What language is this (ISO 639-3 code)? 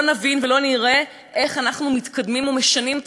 heb